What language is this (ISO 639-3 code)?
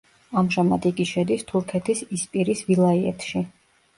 kat